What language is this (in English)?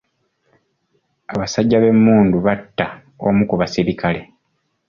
Ganda